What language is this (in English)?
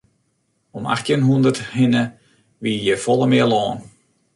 Western Frisian